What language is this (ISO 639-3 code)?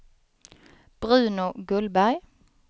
swe